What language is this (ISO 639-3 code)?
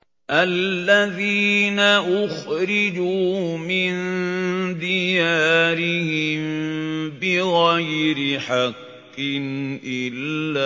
ara